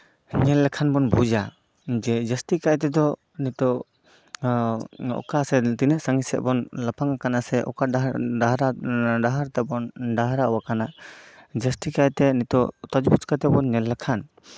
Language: Santali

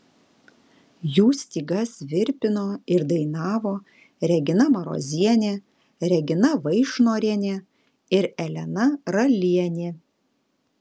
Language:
Lithuanian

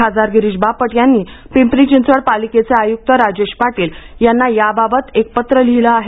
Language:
Marathi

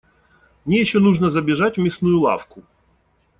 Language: Russian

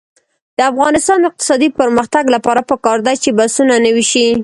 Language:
Pashto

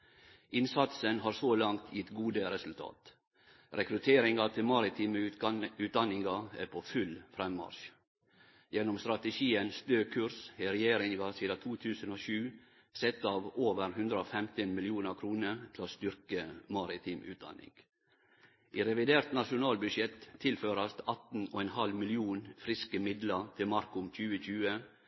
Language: Norwegian Nynorsk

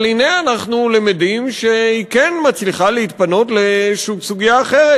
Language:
Hebrew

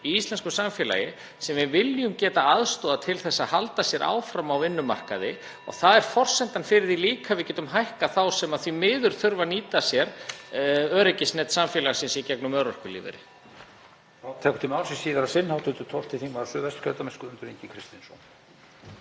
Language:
Icelandic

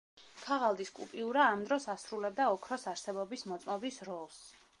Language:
Georgian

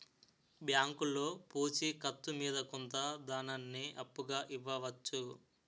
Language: Telugu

